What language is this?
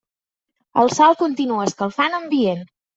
Catalan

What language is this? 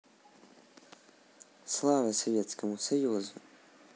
Russian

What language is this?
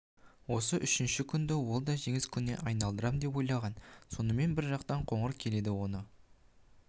Kazakh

